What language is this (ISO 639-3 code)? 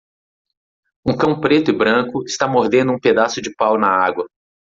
por